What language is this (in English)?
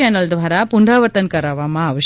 Gujarati